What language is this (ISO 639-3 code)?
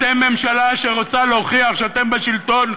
heb